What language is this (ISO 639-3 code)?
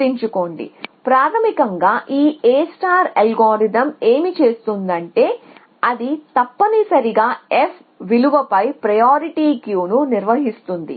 tel